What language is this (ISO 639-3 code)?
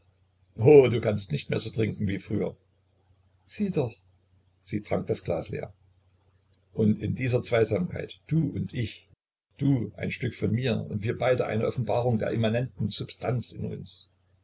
deu